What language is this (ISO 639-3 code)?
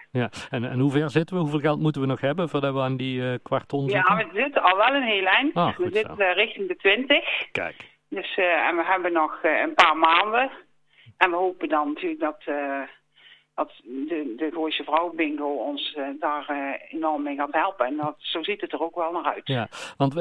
nld